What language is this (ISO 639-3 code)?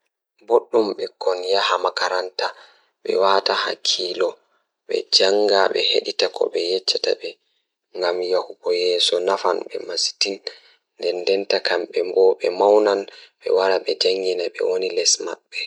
ful